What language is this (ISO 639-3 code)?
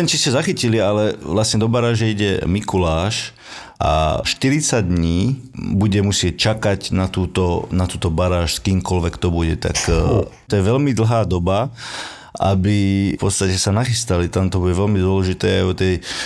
slk